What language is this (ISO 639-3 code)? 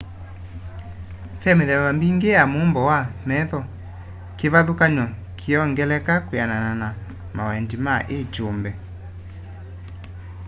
kam